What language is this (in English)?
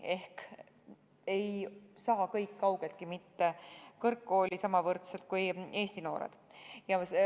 Estonian